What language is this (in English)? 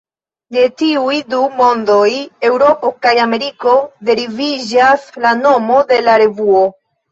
Esperanto